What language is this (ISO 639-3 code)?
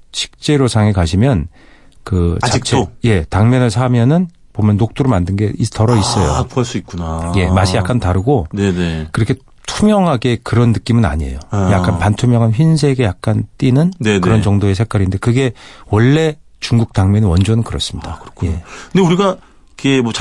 kor